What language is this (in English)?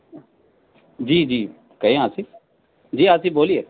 Urdu